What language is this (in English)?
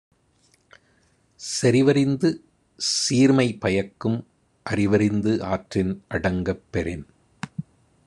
Tamil